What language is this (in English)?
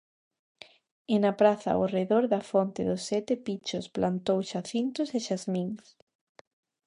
Galician